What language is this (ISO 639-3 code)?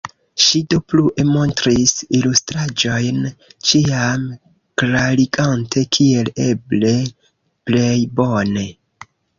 epo